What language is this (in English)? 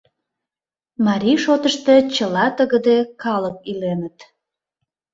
Mari